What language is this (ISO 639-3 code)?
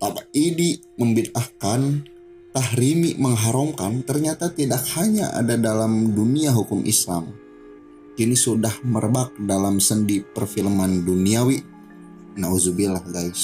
ind